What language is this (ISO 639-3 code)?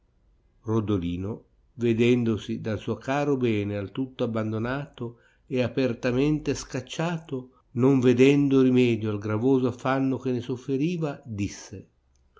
ita